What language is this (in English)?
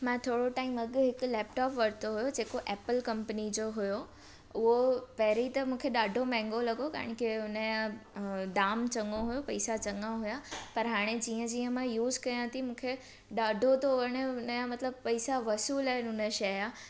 Sindhi